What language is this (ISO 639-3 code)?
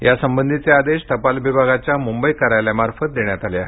mar